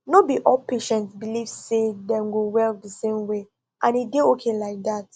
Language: Nigerian Pidgin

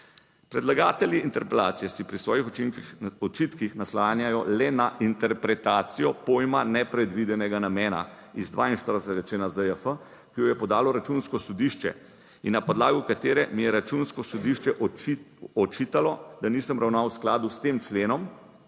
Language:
Slovenian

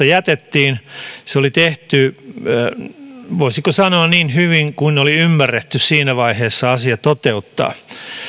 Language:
Finnish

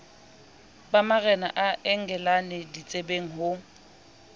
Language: Southern Sotho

